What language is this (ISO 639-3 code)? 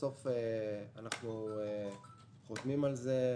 heb